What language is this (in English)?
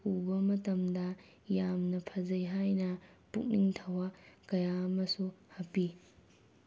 Manipuri